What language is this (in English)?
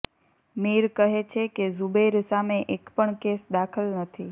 Gujarati